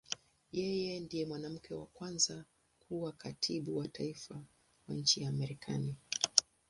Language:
Swahili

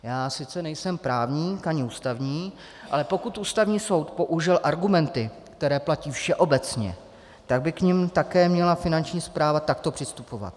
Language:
Czech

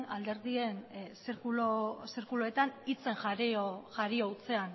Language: Basque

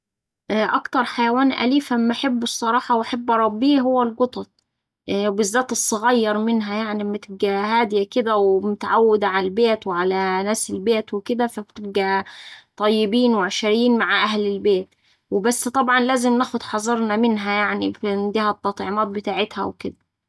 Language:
Saidi Arabic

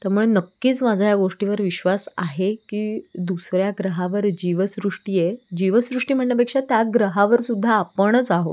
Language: Marathi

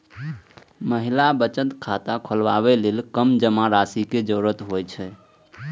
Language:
Maithili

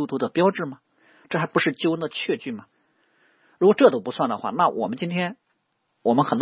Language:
Chinese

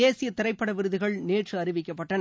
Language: Tamil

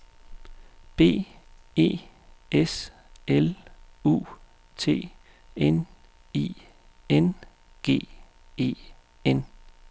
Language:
Danish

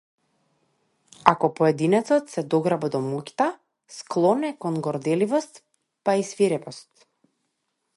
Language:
Macedonian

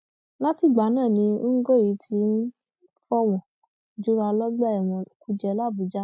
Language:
Yoruba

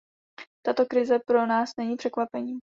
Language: Czech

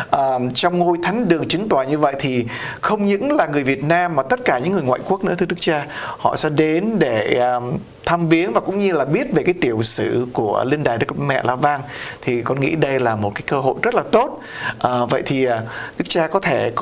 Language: Vietnamese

